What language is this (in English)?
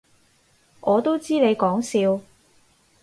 Cantonese